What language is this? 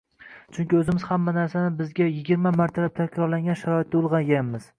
Uzbek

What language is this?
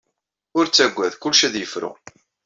Kabyle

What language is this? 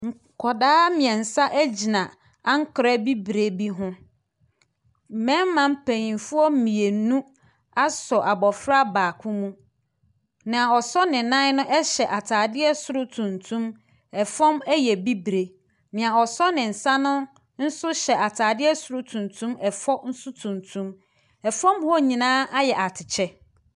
Akan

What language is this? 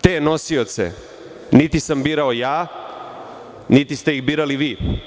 Serbian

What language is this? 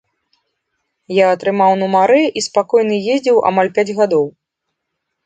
Belarusian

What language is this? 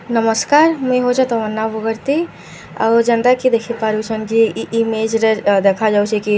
Sambalpuri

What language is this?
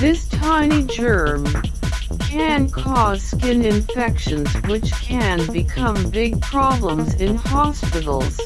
English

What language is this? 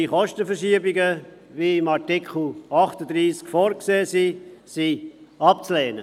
Swiss German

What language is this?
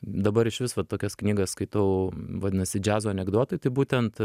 Lithuanian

